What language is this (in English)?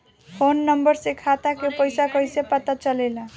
Bhojpuri